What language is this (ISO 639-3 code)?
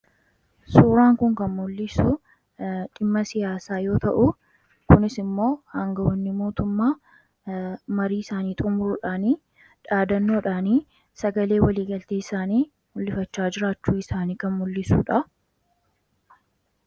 orm